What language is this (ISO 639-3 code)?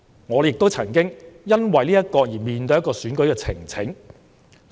yue